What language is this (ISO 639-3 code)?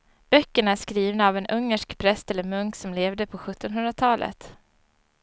swe